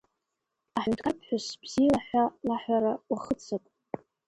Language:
Abkhazian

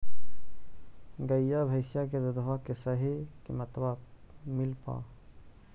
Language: Magahi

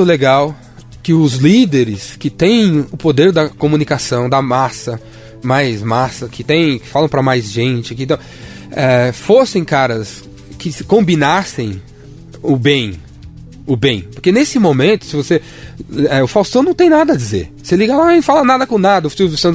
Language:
Portuguese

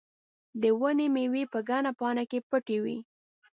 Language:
Pashto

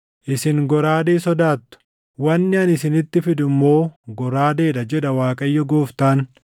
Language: Oromo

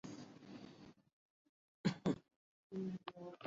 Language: Urdu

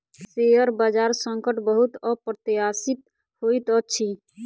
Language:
Maithili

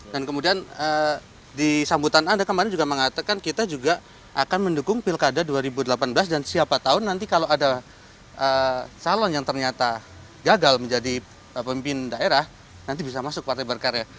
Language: Indonesian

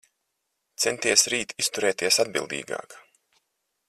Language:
Latvian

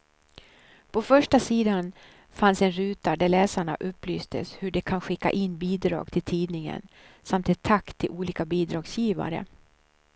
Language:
Swedish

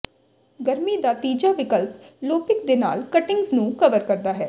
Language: Punjabi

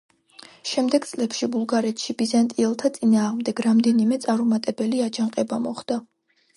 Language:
Georgian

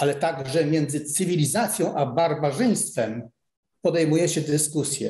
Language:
Polish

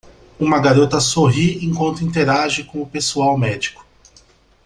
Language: Portuguese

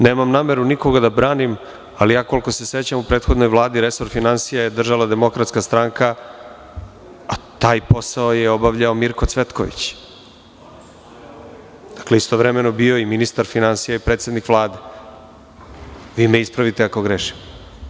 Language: Serbian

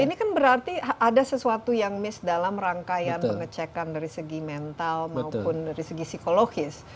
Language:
Indonesian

